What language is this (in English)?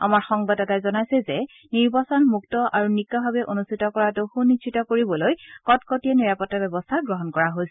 Assamese